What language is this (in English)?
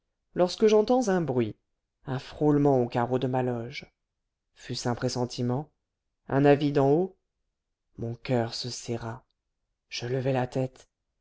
French